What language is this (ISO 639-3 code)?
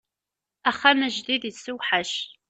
kab